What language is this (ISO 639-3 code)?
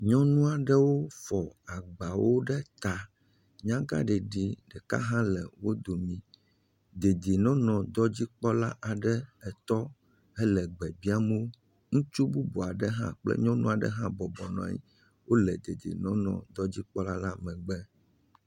ewe